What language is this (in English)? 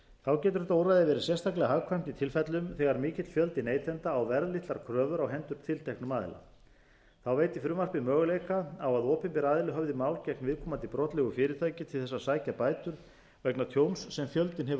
Icelandic